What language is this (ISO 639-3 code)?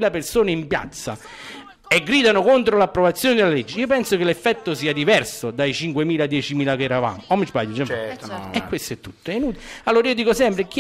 ita